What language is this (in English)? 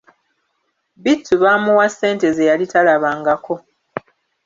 Ganda